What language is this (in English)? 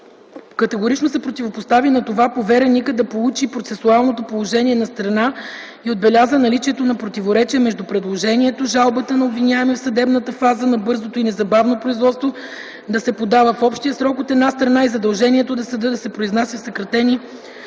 Bulgarian